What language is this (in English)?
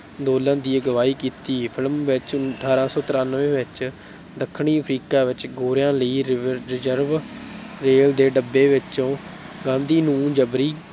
Punjabi